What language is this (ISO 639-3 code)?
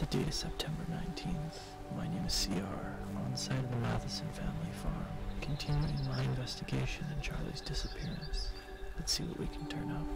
pol